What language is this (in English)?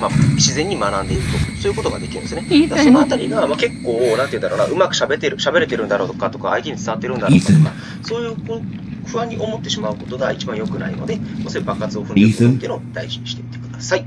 Japanese